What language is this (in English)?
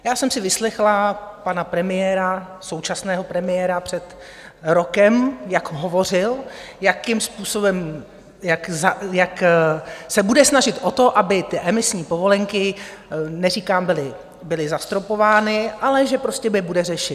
Czech